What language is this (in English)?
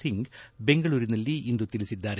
Kannada